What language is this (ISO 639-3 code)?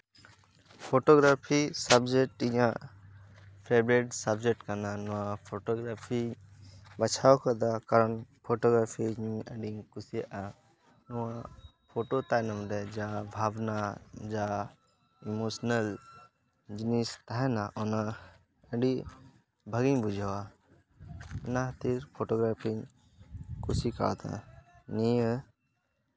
sat